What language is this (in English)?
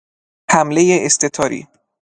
Persian